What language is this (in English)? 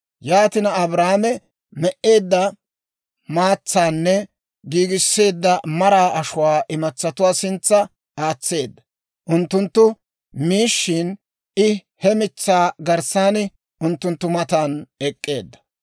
Dawro